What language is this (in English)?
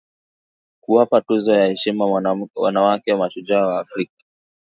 Swahili